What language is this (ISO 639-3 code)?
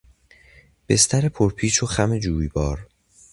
fas